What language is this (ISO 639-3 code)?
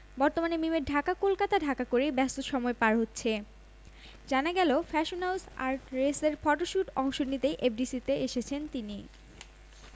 ben